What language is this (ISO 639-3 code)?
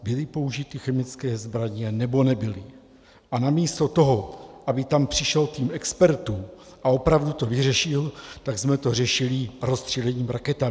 ces